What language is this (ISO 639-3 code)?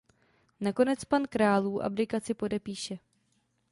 ces